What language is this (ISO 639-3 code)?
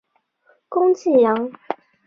zho